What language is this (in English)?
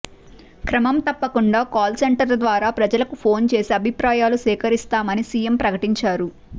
Telugu